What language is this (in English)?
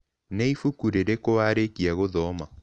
Kikuyu